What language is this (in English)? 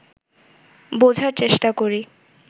Bangla